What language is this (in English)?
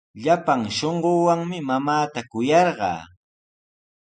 Sihuas Ancash Quechua